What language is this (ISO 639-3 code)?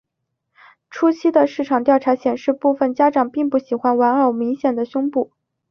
zho